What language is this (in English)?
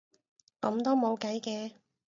Cantonese